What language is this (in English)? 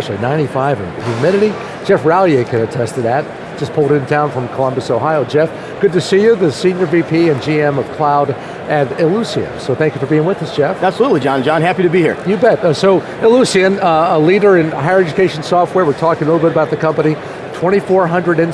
English